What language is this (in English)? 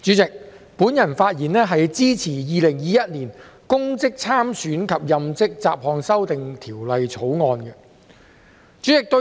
Cantonese